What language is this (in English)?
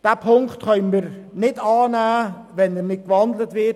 Swiss German